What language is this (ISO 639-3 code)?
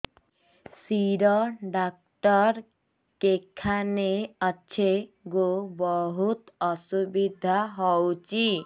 ori